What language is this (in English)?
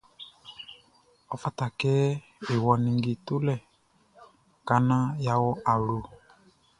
Baoulé